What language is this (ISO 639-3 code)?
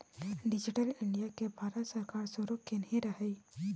mai